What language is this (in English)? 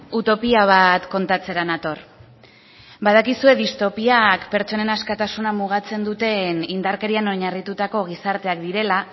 Basque